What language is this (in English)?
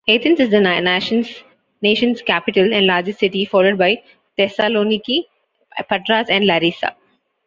English